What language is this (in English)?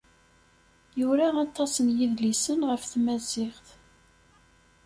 Kabyle